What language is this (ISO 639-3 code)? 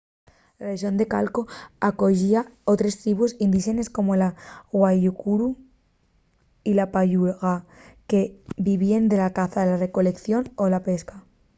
ast